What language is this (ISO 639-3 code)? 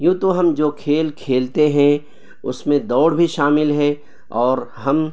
urd